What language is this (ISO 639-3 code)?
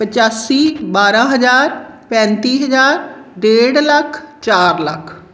pan